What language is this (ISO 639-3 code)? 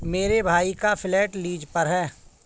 hin